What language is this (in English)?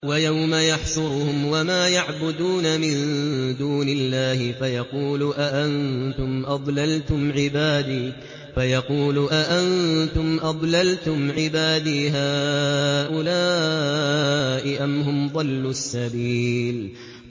Arabic